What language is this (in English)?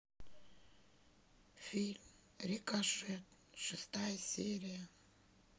Russian